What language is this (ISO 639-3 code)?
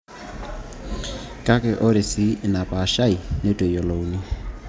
mas